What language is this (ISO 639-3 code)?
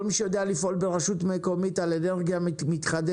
heb